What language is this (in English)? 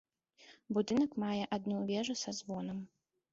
Belarusian